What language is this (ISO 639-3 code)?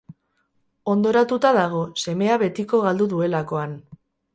eus